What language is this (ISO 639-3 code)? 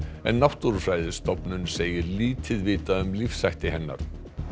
isl